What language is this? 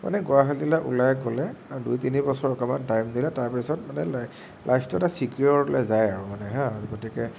Assamese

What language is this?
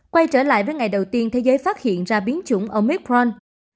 Vietnamese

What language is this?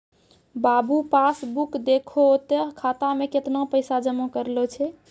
Maithili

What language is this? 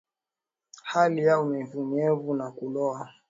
Swahili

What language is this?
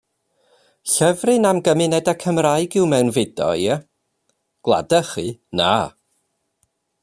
Welsh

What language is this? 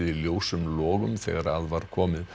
Icelandic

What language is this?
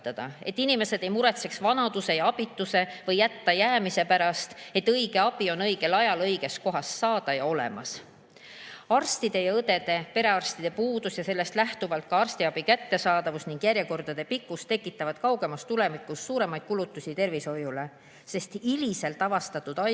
Estonian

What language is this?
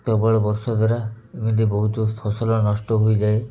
Odia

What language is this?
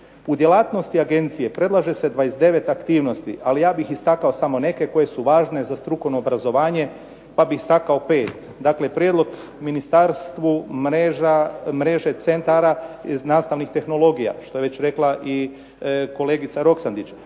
Croatian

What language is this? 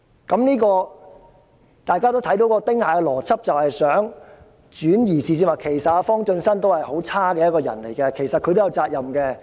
Cantonese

